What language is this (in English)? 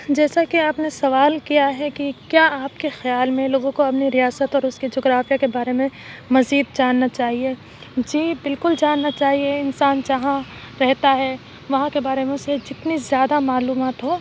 Urdu